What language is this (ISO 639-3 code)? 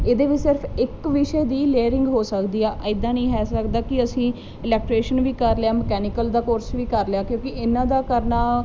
pan